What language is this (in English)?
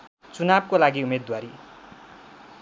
Nepali